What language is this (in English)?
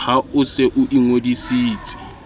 Southern Sotho